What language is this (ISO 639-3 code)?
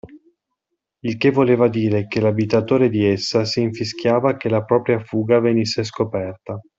ita